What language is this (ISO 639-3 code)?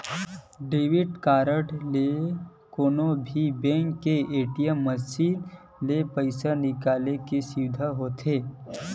hne